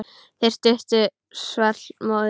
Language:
Icelandic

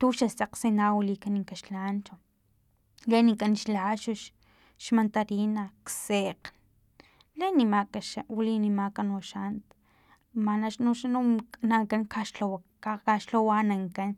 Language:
Filomena Mata-Coahuitlán Totonac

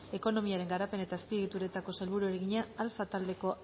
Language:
Basque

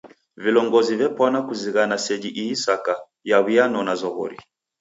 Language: Taita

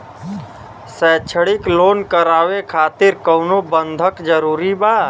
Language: Bhojpuri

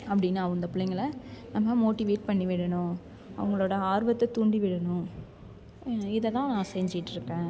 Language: Tamil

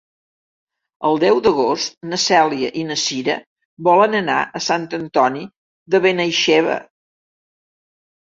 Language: Catalan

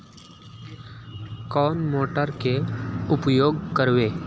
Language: Magahi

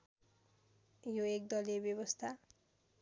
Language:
Nepali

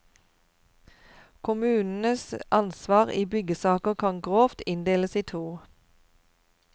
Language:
Norwegian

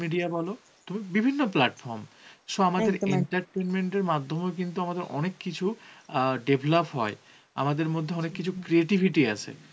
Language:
Bangla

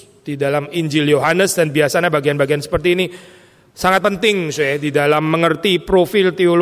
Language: Indonesian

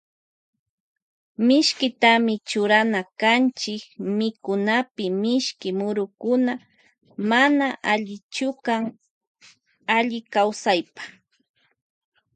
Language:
Loja Highland Quichua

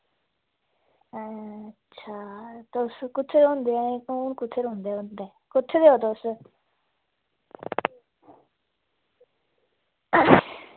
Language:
Dogri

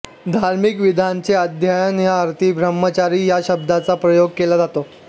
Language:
Marathi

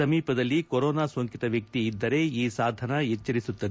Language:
Kannada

